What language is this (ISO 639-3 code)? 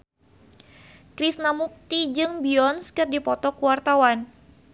sun